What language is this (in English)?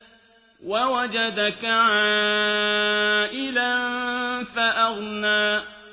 Arabic